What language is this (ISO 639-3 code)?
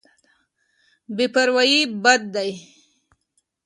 pus